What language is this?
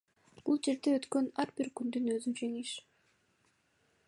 Kyrgyz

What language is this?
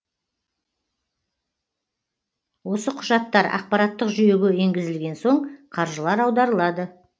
Kazakh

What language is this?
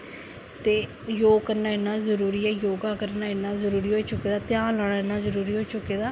Dogri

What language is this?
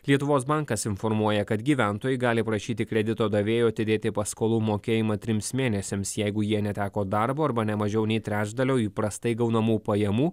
Lithuanian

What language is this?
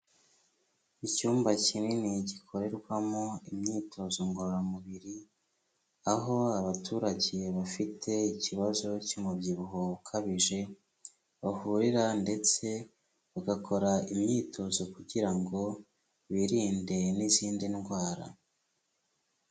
Kinyarwanda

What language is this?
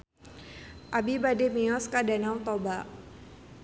Sundanese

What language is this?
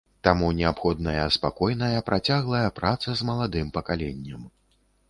Belarusian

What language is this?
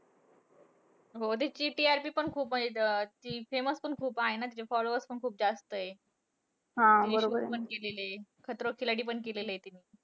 Marathi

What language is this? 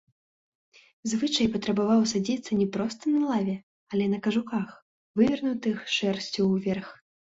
Belarusian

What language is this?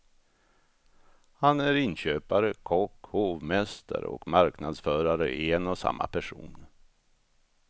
Swedish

